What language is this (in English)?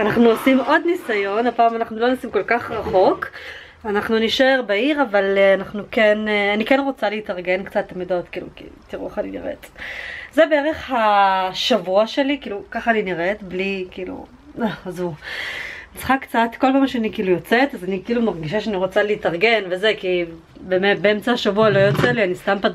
Hebrew